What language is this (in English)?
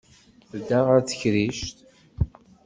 Kabyle